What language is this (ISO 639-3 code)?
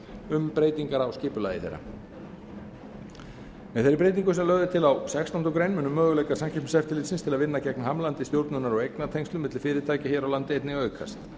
isl